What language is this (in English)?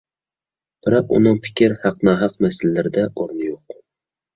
Uyghur